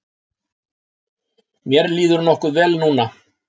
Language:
Icelandic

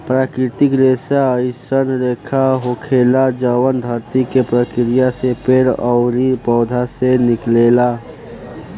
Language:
Bhojpuri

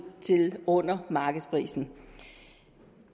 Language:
Danish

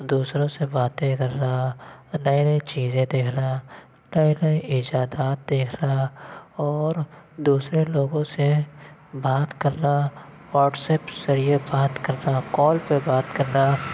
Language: Urdu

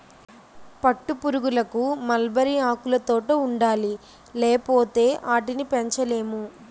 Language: Telugu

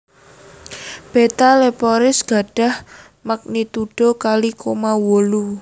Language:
Javanese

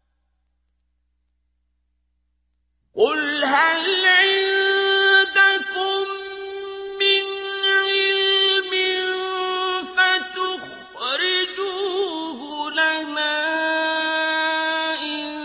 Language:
Arabic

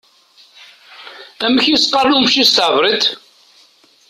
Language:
Kabyle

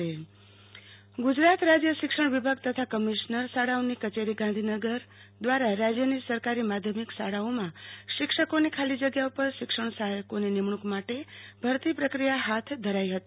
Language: Gujarati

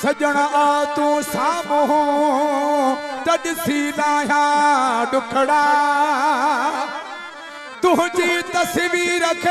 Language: Arabic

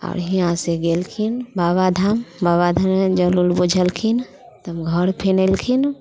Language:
Maithili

